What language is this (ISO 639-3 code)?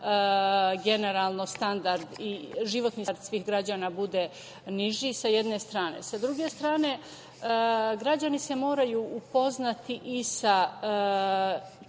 srp